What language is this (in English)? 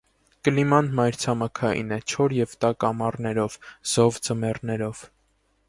Armenian